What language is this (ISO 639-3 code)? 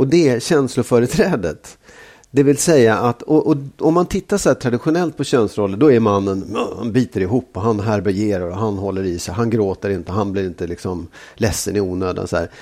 swe